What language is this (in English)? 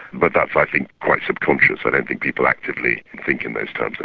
English